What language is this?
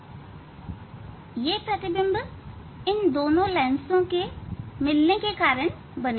Hindi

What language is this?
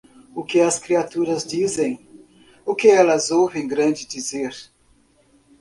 Portuguese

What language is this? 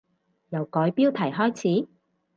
Cantonese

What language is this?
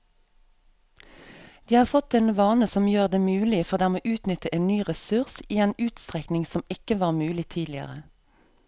Norwegian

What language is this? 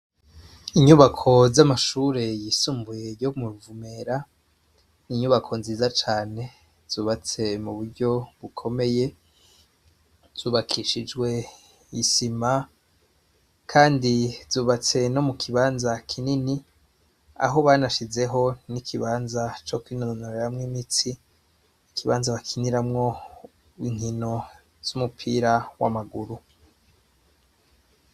Rundi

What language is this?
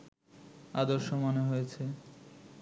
Bangla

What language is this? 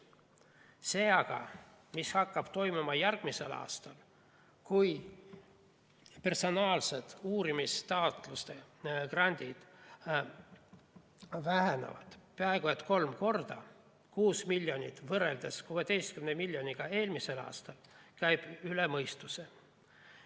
Estonian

